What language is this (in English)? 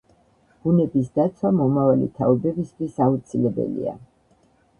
Georgian